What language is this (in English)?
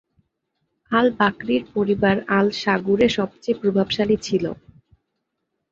Bangla